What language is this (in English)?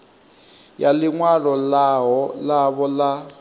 Venda